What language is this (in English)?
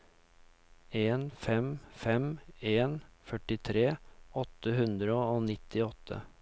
Norwegian